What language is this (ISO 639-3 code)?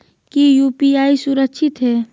mag